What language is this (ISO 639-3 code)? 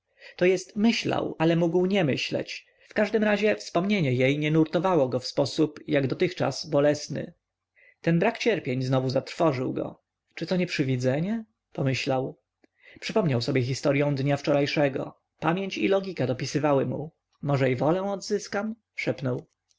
pol